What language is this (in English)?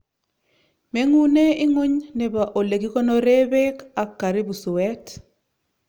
Kalenjin